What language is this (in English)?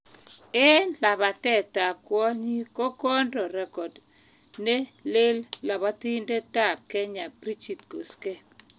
Kalenjin